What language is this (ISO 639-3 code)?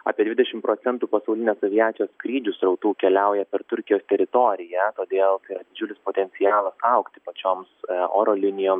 lit